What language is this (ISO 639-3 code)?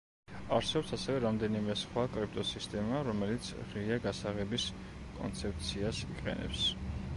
kat